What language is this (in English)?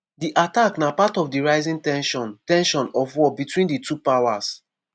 Nigerian Pidgin